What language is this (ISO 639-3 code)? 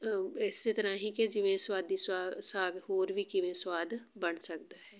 pan